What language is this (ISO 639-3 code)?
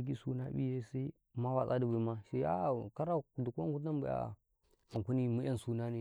kai